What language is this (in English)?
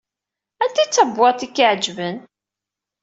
Kabyle